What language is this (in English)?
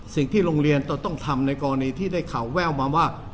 Thai